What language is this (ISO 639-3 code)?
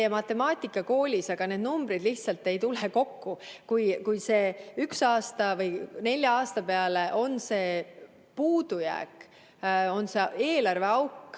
est